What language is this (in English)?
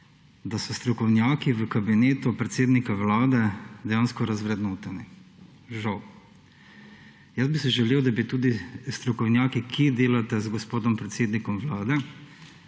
Slovenian